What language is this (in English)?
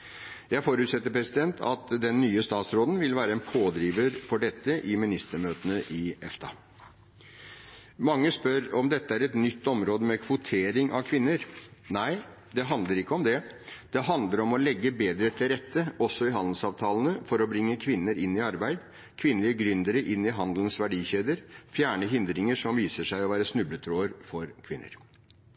Norwegian Bokmål